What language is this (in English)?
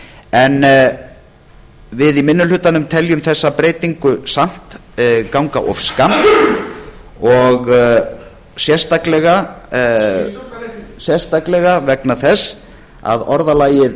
Icelandic